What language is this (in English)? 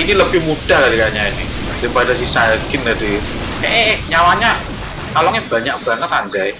Indonesian